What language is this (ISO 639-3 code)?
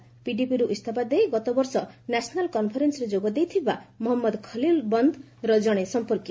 ori